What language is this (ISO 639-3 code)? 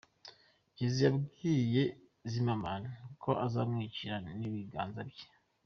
kin